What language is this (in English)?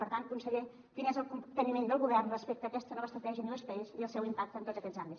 Catalan